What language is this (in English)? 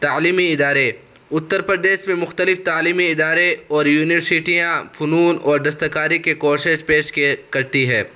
Urdu